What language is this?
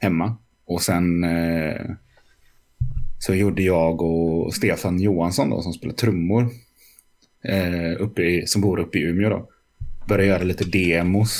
Swedish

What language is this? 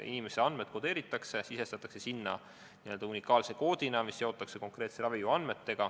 Estonian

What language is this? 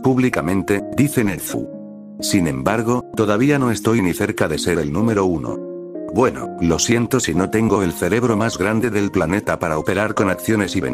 Spanish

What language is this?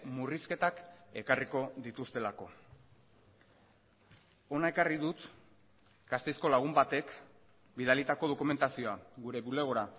Basque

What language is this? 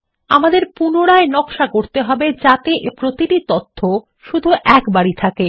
Bangla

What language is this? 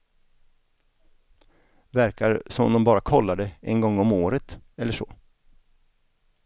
Swedish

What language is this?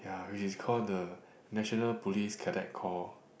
English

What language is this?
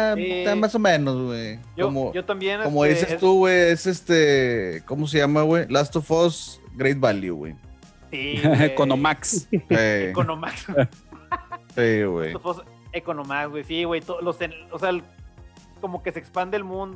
Spanish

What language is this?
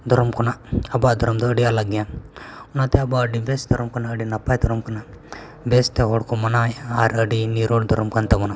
Santali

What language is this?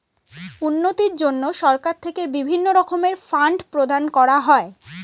Bangla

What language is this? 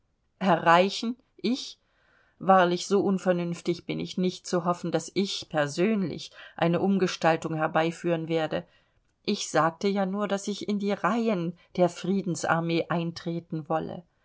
German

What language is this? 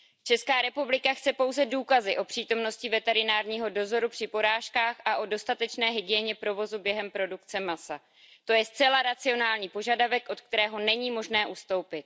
Czech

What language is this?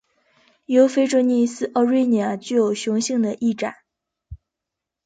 Chinese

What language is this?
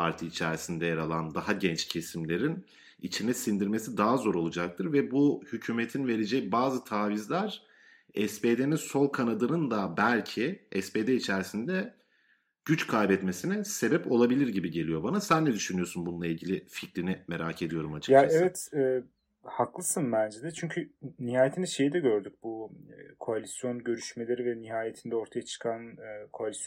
Turkish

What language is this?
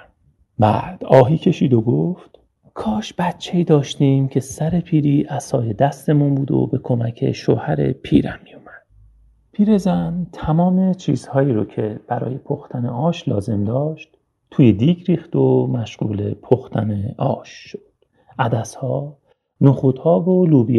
Persian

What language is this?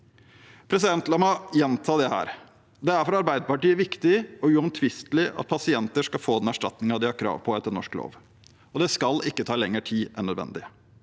Norwegian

